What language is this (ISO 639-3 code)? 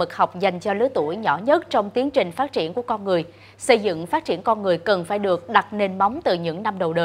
vie